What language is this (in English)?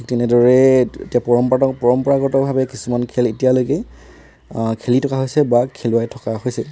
Assamese